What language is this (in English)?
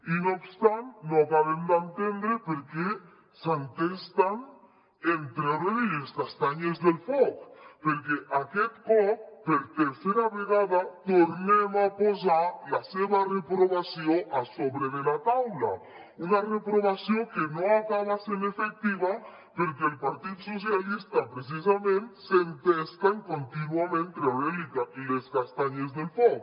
Catalan